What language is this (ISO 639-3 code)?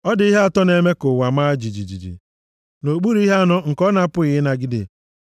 ibo